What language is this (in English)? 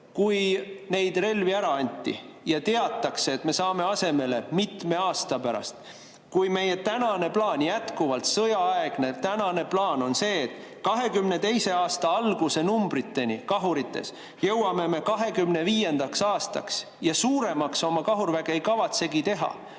Estonian